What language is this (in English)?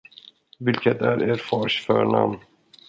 Swedish